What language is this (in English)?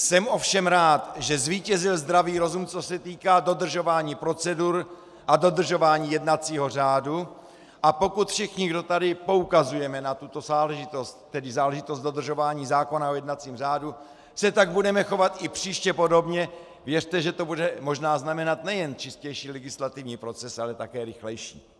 Czech